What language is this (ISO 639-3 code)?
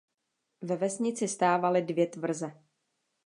ces